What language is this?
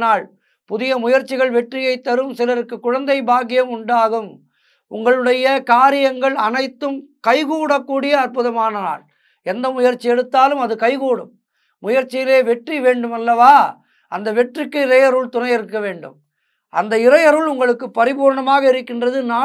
Tamil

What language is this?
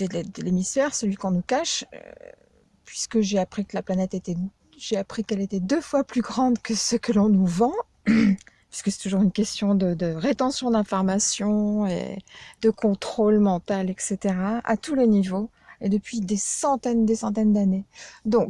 French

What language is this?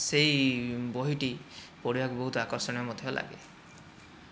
Odia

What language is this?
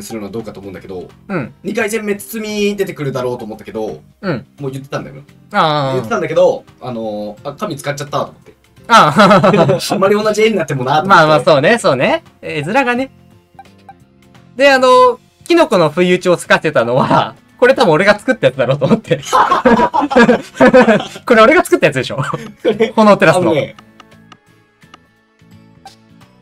Japanese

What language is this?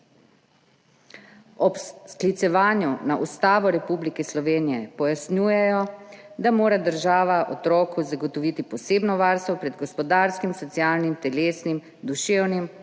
Slovenian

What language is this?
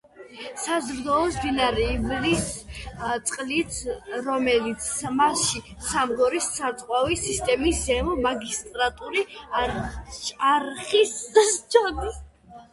Georgian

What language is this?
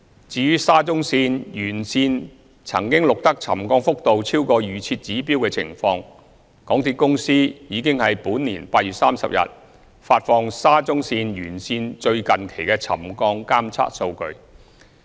Cantonese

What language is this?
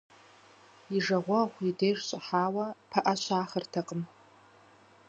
Kabardian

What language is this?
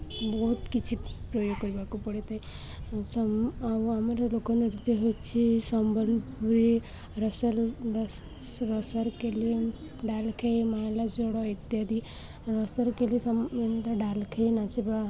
Odia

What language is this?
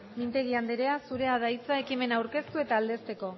Basque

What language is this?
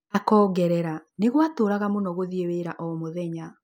Kikuyu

